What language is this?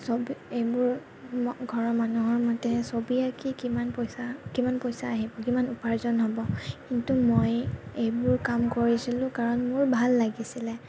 Assamese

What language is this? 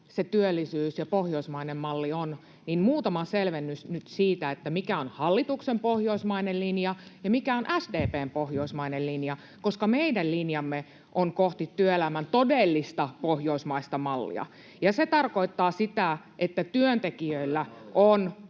Finnish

